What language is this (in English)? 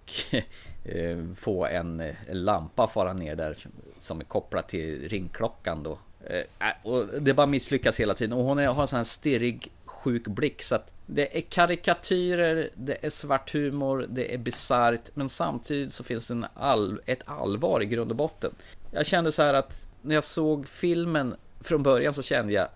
Swedish